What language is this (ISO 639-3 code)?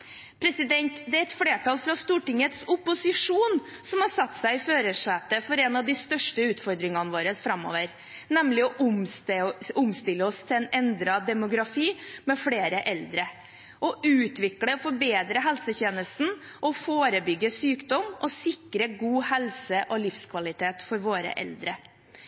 nob